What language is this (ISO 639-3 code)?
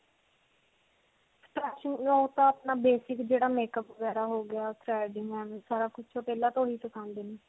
pan